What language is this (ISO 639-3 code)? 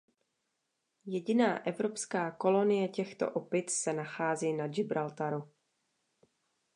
ces